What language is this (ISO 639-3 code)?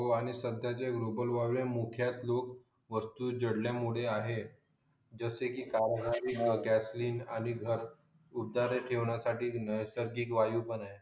mar